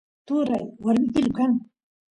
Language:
Santiago del Estero Quichua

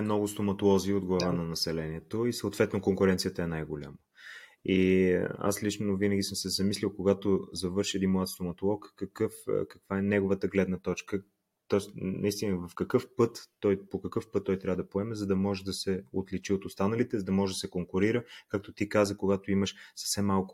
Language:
Bulgarian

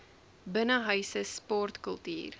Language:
Afrikaans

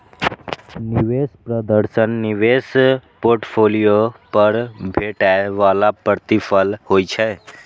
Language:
Maithili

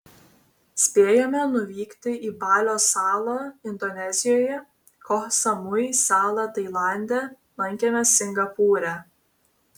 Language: Lithuanian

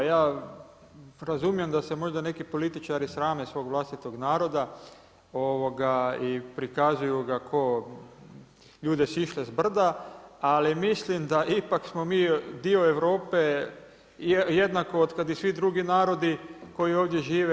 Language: Croatian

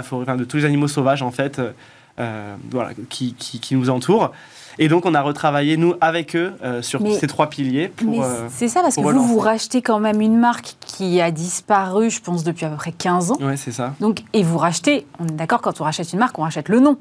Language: French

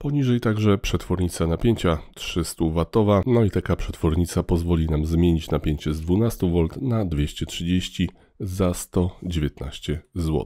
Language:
Polish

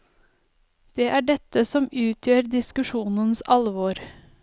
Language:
Norwegian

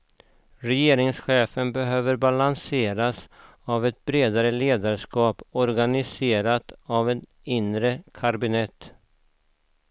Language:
Swedish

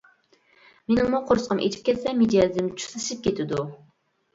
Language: Uyghur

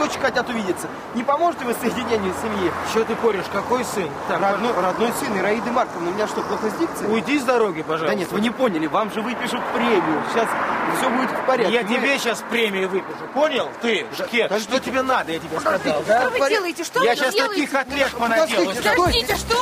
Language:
Russian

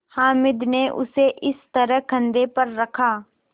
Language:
Hindi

